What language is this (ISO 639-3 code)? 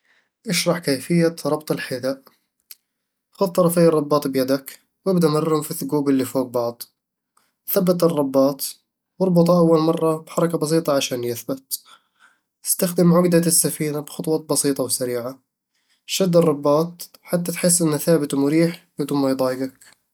avl